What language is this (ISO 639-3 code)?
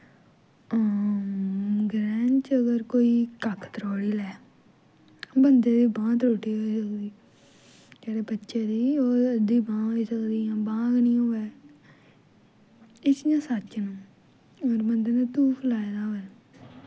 doi